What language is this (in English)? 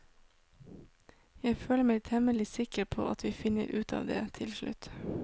Norwegian